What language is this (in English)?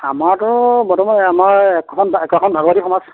Assamese